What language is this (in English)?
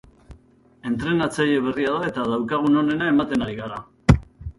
Basque